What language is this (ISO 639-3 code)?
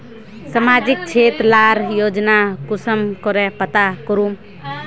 mag